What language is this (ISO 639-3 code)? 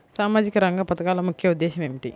tel